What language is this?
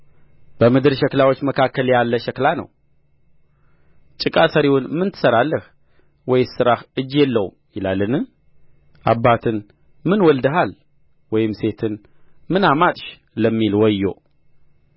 Amharic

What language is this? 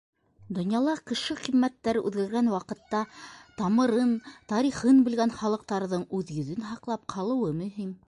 Bashkir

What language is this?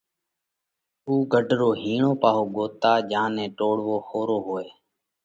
Parkari Koli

